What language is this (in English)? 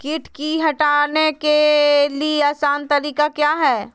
Magahi